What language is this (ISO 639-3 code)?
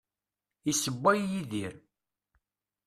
kab